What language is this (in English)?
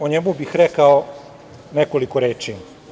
Serbian